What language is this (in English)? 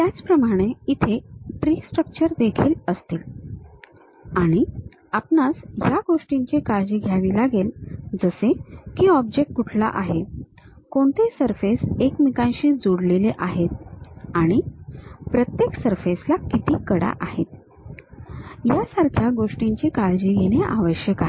Marathi